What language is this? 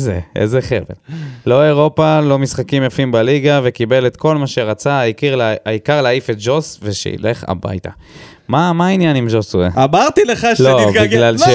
Hebrew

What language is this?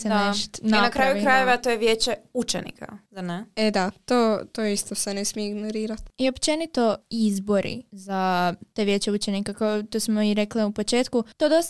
Croatian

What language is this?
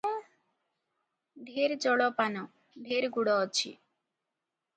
Odia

